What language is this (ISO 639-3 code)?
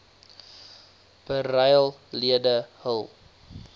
afr